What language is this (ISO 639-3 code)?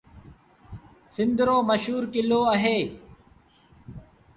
sbn